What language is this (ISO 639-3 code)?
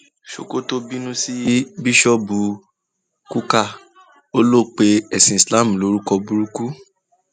yor